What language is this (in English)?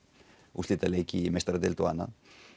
Icelandic